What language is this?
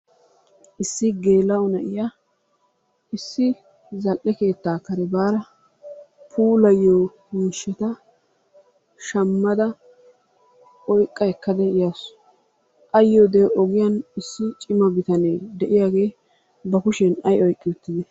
Wolaytta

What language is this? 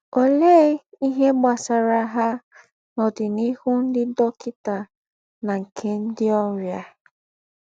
Igbo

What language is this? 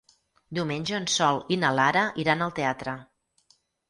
Catalan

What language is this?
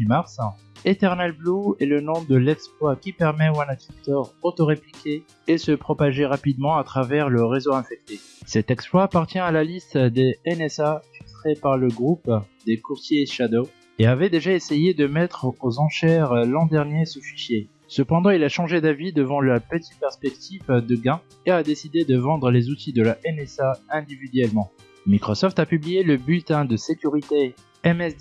French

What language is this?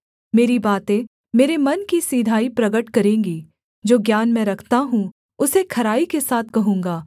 Hindi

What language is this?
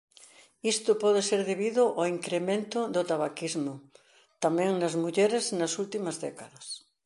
Galician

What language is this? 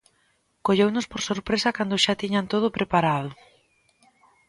Galician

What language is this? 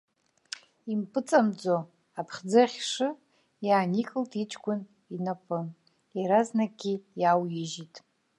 Abkhazian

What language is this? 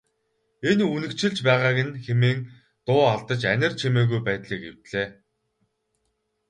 Mongolian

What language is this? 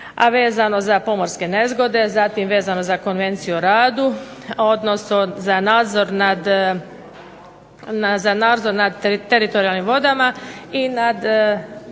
Croatian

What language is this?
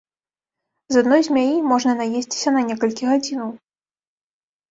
Belarusian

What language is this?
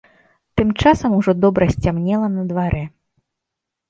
Belarusian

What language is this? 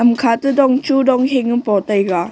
Wancho Naga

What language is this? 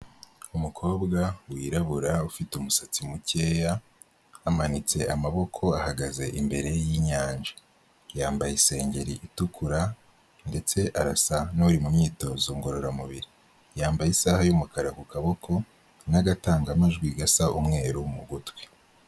Kinyarwanda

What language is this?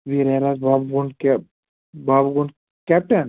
Kashmiri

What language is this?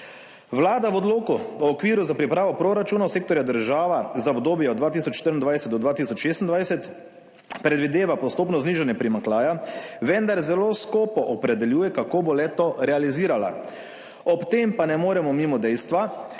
Slovenian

